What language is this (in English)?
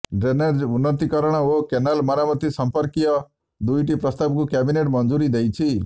Odia